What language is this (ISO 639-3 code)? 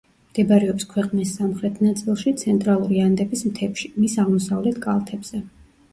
kat